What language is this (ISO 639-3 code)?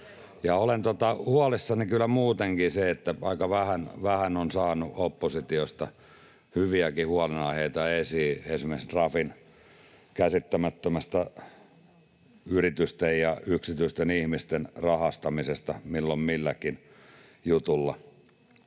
fin